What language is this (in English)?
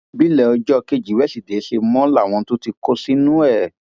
Yoruba